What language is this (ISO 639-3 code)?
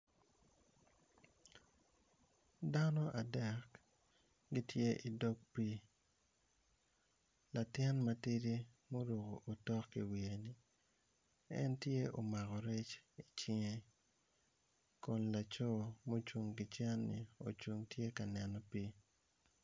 ach